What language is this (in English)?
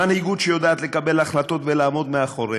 Hebrew